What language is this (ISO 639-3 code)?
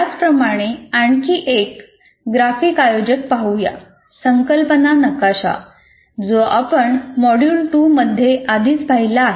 mar